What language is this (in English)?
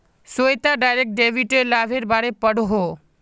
Magahi